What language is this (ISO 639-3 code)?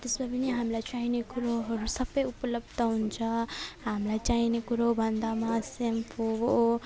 nep